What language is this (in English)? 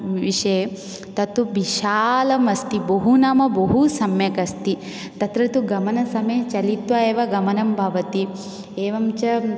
Sanskrit